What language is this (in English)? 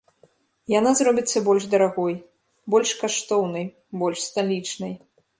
Belarusian